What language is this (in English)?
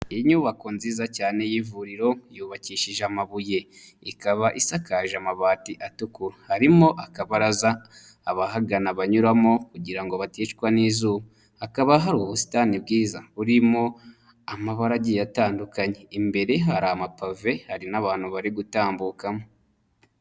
Kinyarwanda